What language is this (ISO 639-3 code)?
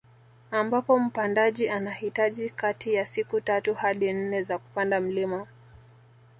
swa